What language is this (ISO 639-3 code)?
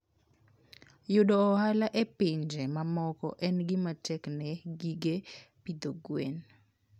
luo